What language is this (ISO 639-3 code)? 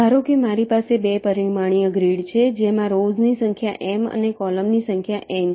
guj